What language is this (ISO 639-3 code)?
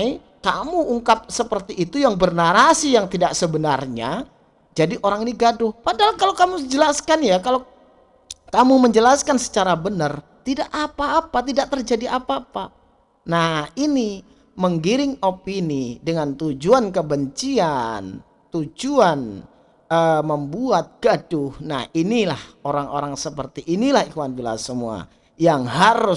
ind